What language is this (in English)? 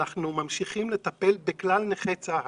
Hebrew